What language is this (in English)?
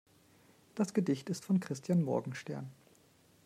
German